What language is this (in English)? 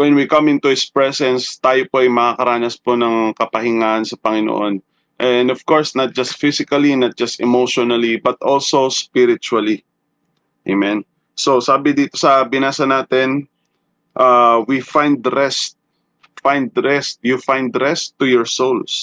Filipino